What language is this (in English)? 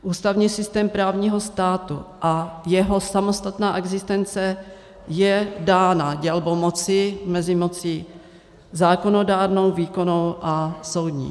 Czech